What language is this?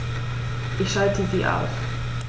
German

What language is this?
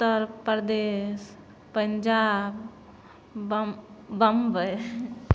Maithili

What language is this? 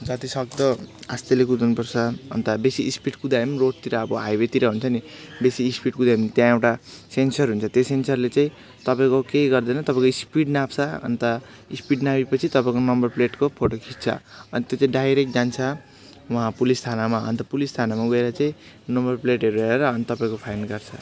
Nepali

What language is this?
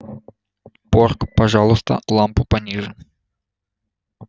Russian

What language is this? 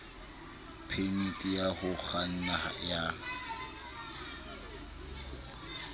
Southern Sotho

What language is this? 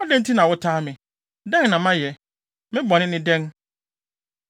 Akan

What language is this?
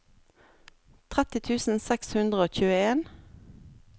Norwegian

